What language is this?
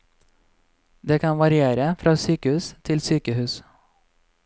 Norwegian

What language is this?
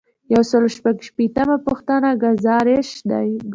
Pashto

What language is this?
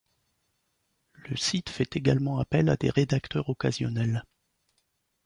French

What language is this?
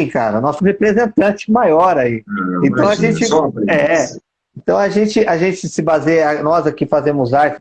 Portuguese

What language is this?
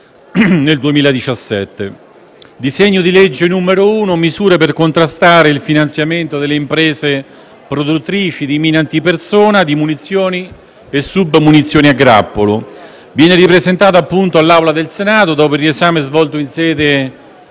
Italian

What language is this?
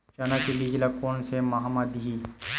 Chhattisgarhi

